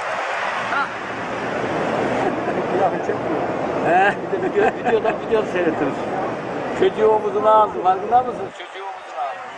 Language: Turkish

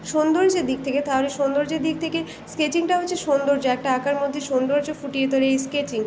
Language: Bangla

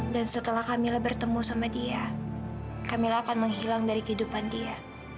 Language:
Indonesian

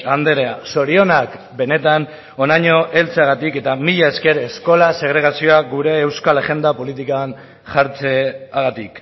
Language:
Basque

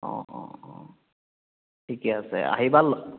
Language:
Assamese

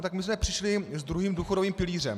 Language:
Czech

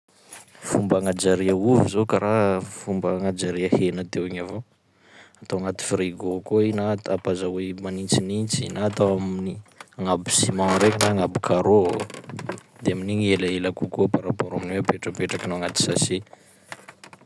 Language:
Sakalava Malagasy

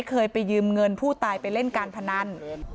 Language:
Thai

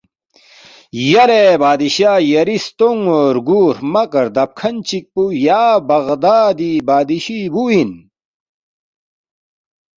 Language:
Balti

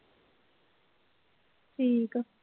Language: Punjabi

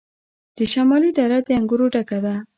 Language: Pashto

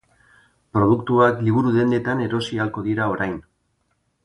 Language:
Basque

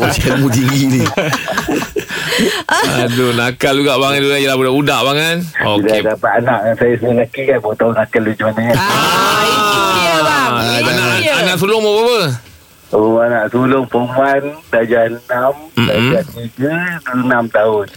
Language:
Malay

